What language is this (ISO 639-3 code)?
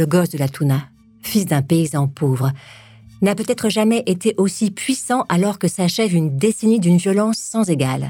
fra